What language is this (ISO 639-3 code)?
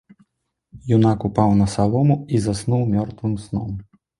bel